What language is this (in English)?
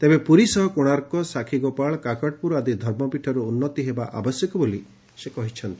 Odia